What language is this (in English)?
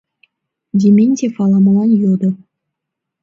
Mari